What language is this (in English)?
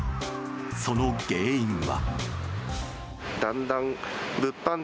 Japanese